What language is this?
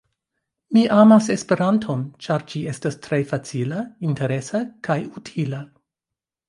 Esperanto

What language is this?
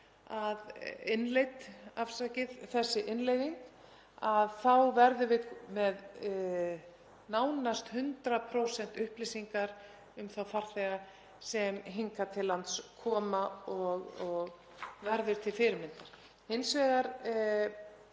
Icelandic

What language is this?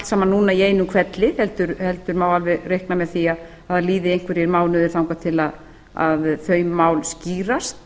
Icelandic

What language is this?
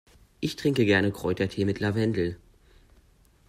German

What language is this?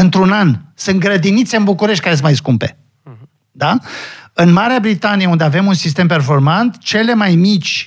Romanian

